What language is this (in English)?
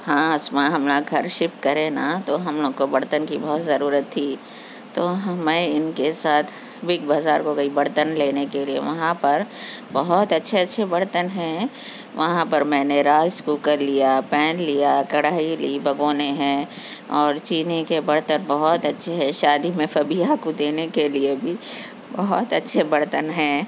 Urdu